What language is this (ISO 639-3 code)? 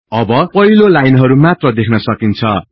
nep